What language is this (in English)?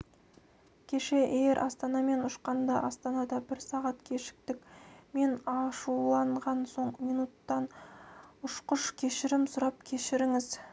Kazakh